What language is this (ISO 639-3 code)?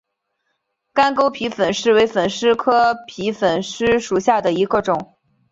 zho